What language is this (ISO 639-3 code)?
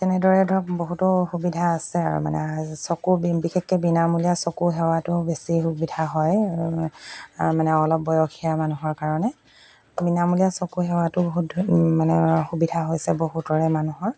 asm